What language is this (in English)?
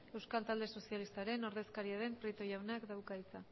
Basque